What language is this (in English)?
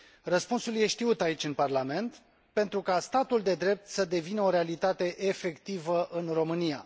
Romanian